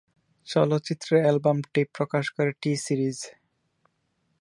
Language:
Bangla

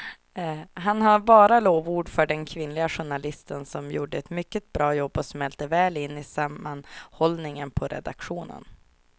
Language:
Swedish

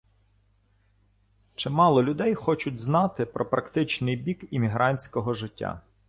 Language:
Ukrainian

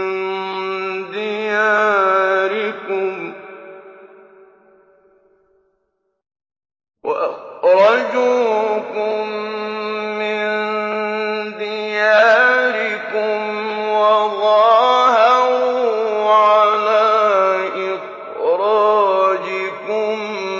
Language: Arabic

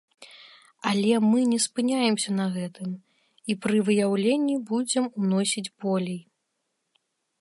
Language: Belarusian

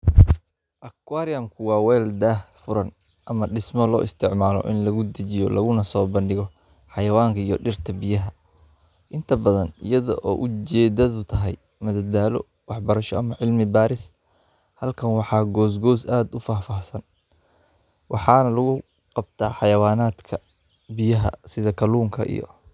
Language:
Somali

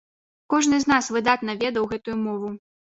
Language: Belarusian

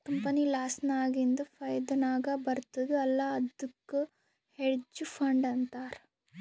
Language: Kannada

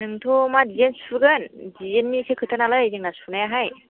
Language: Bodo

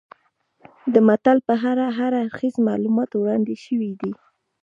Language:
Pashto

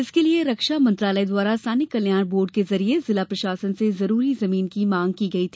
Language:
Hindi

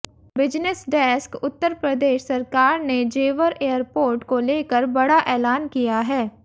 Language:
Hindi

